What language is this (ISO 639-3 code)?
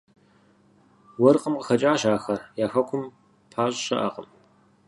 kbd